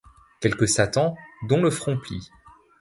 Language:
French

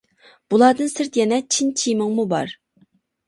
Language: Uyghur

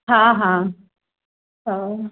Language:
Sindhi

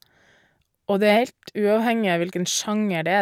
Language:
Norwegian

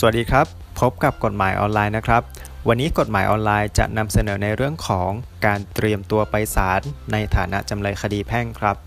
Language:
Thai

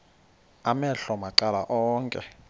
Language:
Xhosa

